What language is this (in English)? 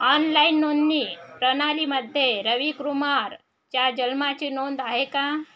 Marathi